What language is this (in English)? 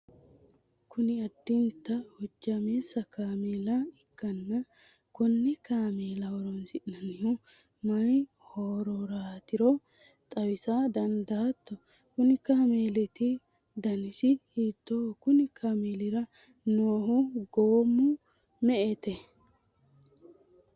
Sidamo